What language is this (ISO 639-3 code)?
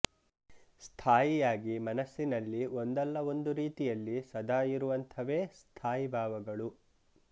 kan